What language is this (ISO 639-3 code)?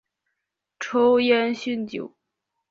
zho